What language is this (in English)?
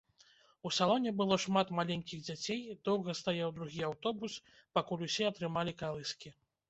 Belarusian